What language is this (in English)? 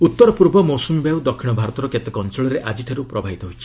Odia